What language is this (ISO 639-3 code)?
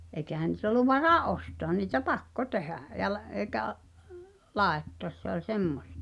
fin